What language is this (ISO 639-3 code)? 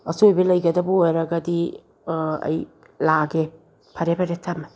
mni